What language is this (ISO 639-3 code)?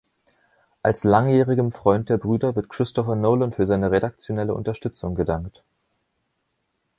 deu